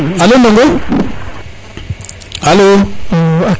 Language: Serer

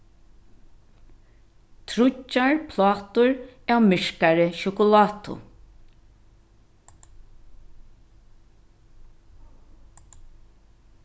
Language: Faroese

